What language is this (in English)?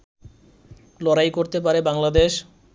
Bangla